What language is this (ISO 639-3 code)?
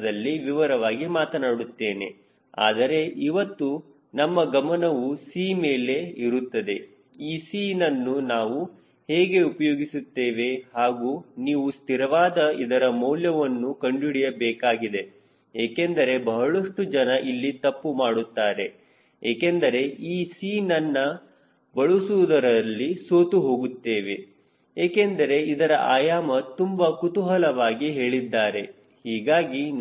kan